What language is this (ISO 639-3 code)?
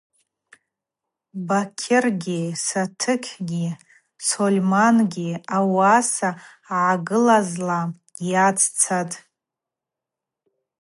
abq